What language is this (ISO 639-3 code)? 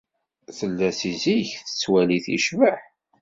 kab